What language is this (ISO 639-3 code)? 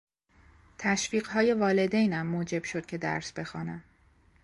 fas